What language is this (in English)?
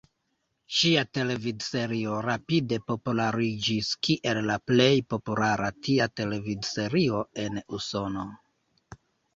Esperanto